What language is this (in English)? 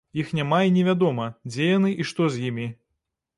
Belarusian